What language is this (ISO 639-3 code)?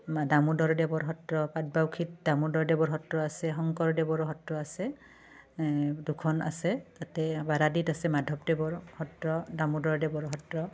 asm